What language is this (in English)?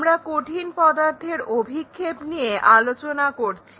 Bangla